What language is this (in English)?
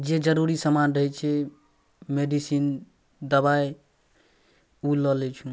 Maithili